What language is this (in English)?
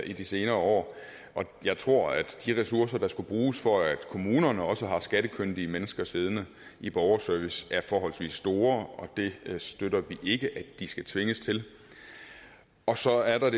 Danish